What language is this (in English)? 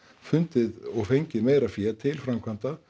Icelandic